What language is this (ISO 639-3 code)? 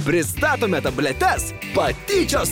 lit